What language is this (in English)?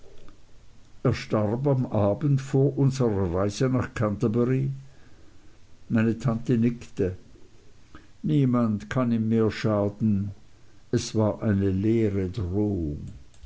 German